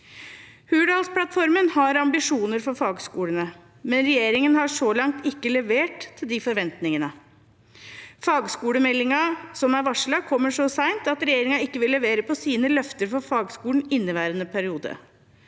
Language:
Norwegian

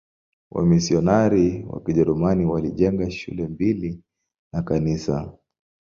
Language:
Swahili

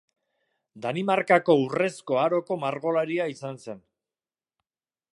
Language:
Basque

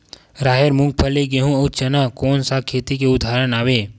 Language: Chhattisgarhi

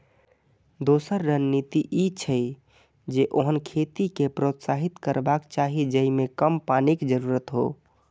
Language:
Maithili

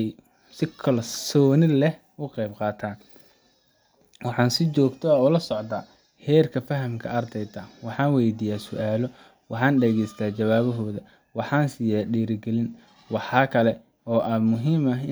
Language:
Somali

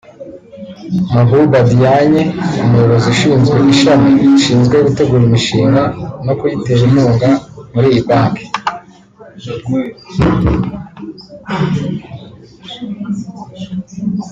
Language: Kinyarwanda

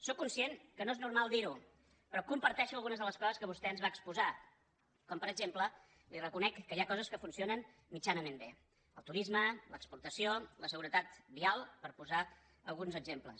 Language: Catalan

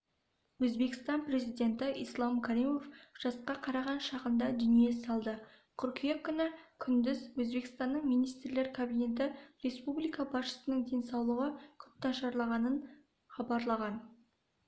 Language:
Kazakh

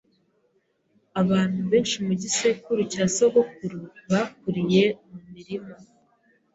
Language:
Kinyarwanda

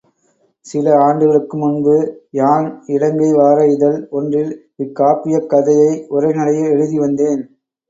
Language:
Tamil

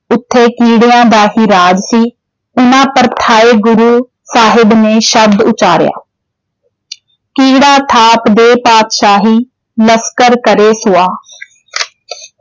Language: Punjabi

